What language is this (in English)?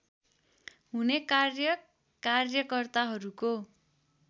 Nepali